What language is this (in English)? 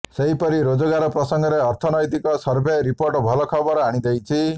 Odia